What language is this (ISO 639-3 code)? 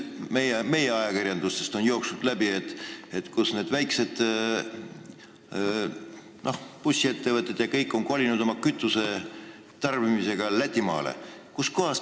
est